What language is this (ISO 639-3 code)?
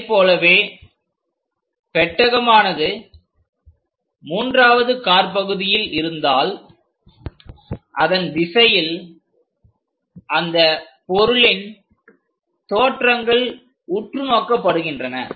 tam